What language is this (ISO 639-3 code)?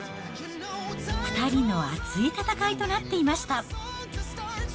jpn